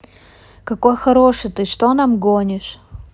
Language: Russian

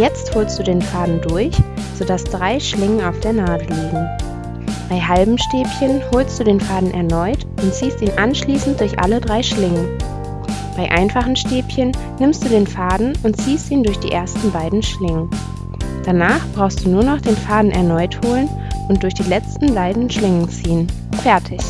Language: German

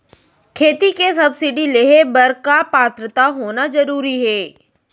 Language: Chhattisgarhi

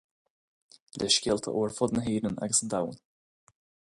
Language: Irish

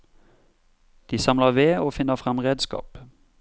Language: Norwegian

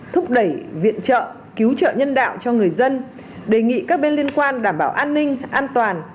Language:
Vietnamese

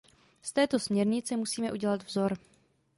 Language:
Czech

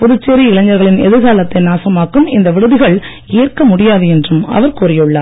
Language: Tamil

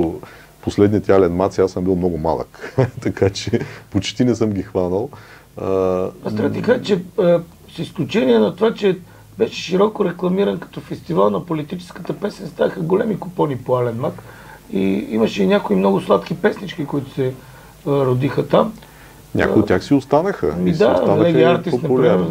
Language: Bulgarian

